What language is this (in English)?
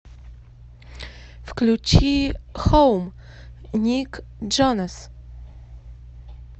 Russian